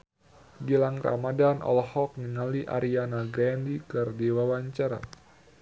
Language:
Sundanese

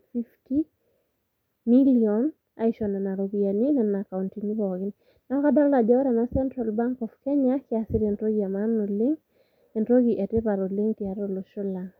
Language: Masai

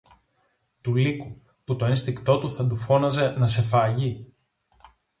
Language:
Greek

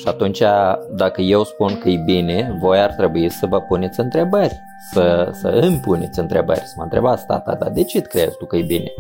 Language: Romanian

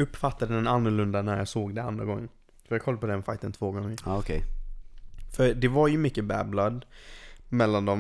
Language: Swedish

